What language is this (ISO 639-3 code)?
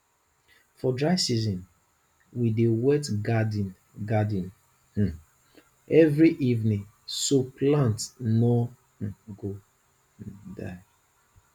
pcm